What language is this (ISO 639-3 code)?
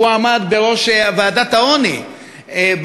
heb